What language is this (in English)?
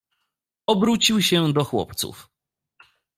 Polish